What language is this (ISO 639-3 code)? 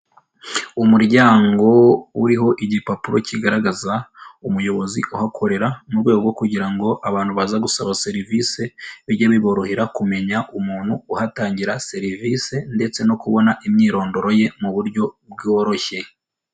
kin